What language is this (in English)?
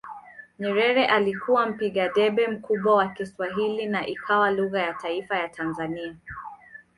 Swahili